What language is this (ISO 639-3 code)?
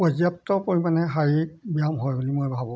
asm